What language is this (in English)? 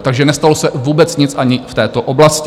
Czech